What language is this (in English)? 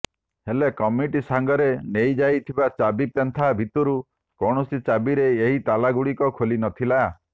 Odia